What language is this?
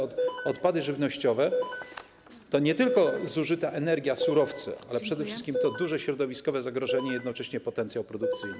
Polish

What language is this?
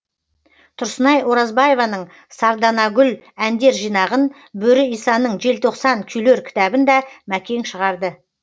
Kazakh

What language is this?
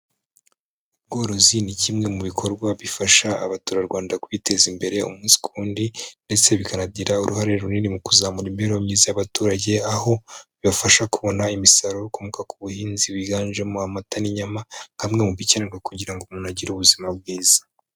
Kinyarwanda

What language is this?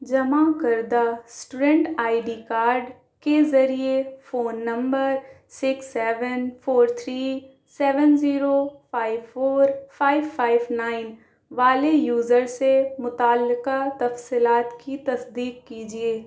Urdu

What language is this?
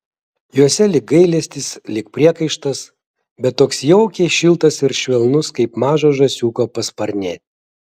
Lithuanian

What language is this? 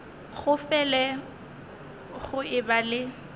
Northern Sotho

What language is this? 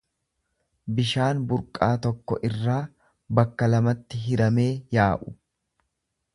Oromo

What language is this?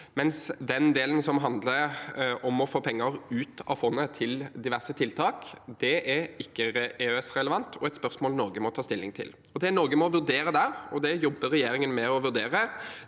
Norwegian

